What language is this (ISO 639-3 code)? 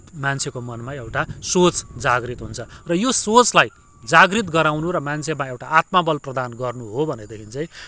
nep